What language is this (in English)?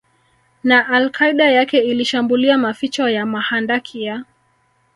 Swahili